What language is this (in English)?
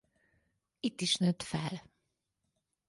Hungarian